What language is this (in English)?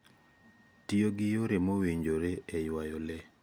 Luo (Kenya and Tanzania)